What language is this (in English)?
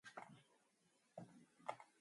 Mongolian